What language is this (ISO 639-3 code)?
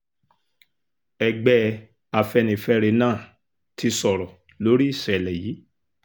yor